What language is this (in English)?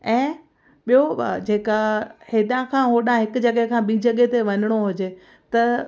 Sindhi